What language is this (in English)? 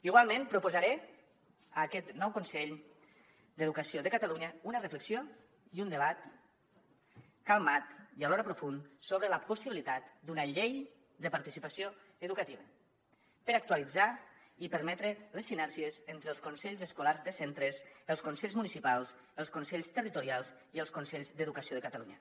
Catalan